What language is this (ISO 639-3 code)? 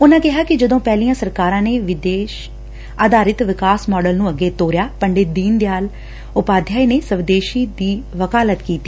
pan